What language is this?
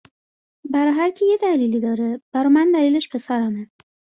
Persian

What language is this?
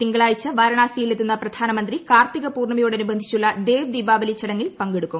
Malayalam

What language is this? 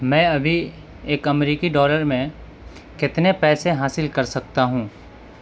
Urdu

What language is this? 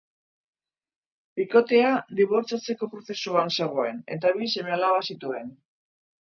Basque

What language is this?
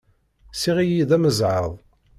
Kabyle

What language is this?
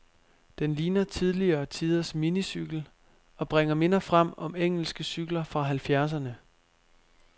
Danish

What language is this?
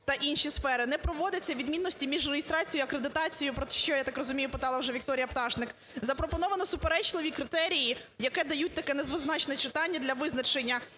Ukrainian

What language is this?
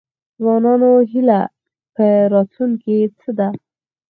Pashto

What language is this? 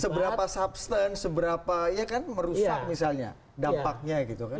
Indonesian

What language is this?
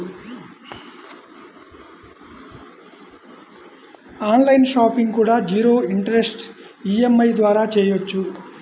Telugu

